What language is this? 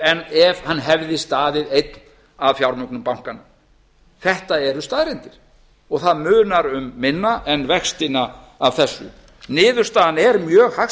Icelandic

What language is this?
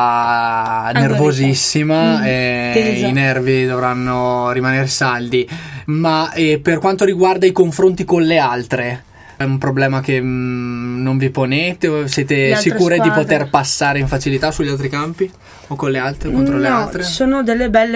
Italian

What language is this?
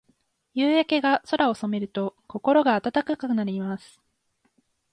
Japanese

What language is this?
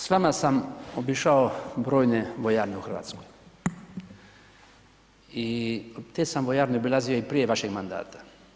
Croatian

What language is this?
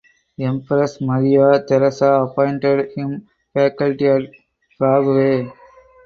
English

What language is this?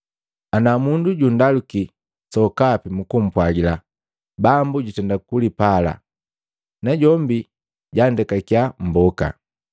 Matengo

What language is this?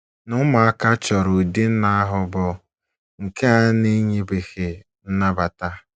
Igbo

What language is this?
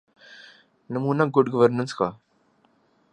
Urdu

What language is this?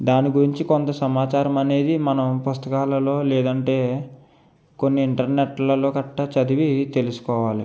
Telugu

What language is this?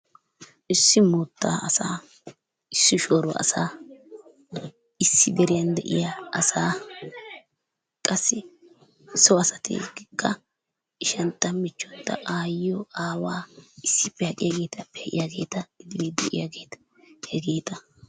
Wolaytta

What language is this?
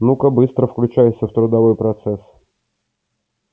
Russian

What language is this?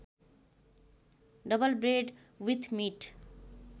Nepali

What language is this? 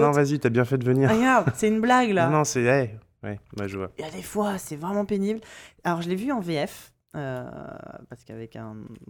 French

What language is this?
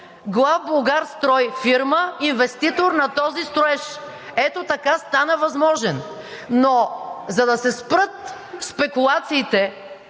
Bulgarian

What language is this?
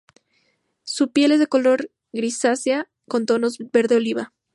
Spanish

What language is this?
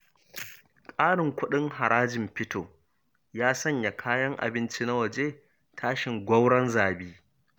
Hausa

